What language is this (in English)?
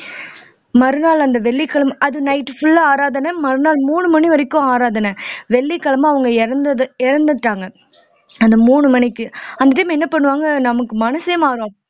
Tamil